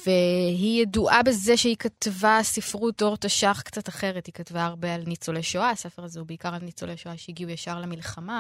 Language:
Hebrew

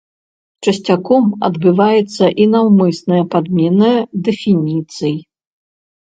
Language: Belarusian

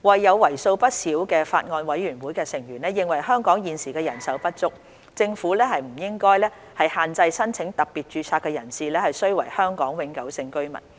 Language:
Cantonese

